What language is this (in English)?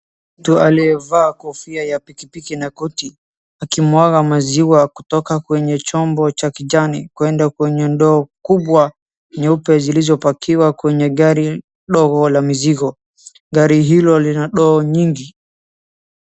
Swahili